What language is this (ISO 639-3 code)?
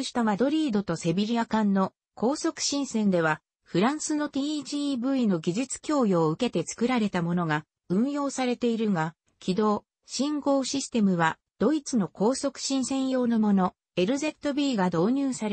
jpn